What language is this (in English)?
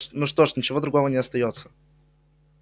Russian